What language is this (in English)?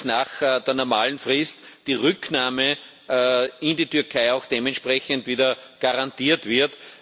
German